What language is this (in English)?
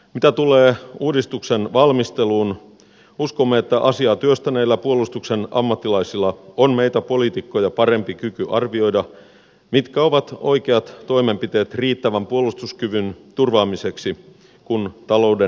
Finnish